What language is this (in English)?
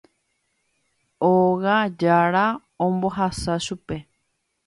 Guarani